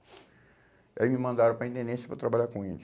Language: Portuguese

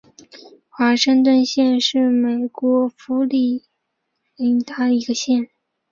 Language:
Chinese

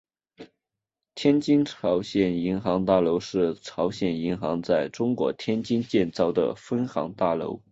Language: Chinese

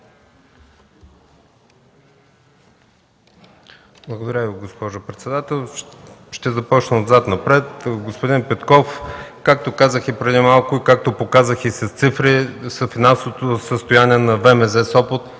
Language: Bulgarian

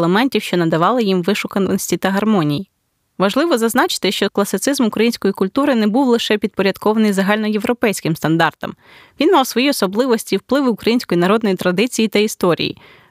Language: Ukrainian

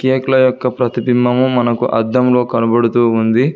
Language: Telugu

